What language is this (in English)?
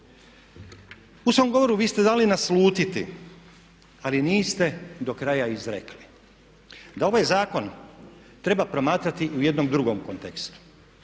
Croatian